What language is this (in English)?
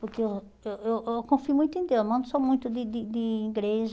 Portuguese